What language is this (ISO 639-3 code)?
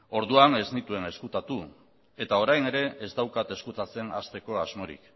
eus